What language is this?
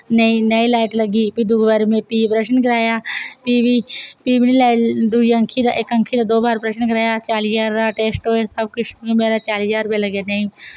Dogri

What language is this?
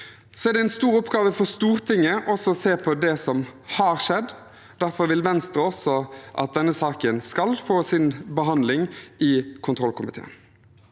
Norwegian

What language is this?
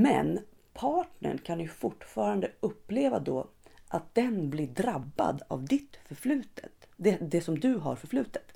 Swedish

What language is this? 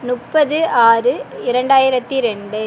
Tamil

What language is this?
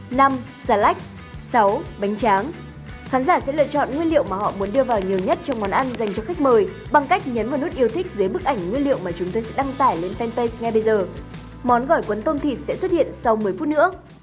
Vietnamese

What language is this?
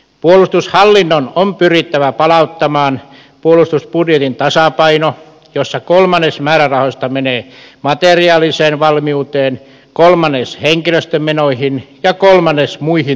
Finnish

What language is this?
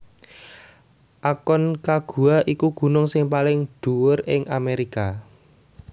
Javanese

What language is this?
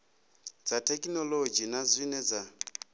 Venda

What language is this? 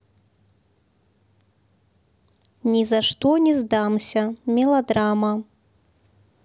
Russian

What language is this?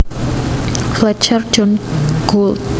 Javanese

